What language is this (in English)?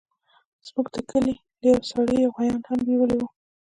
Pashto